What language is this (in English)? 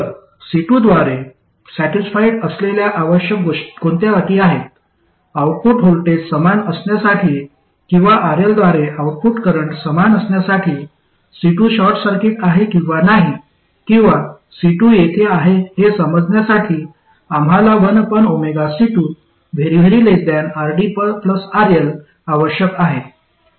Marathi